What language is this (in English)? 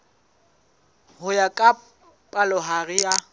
Southern Sotho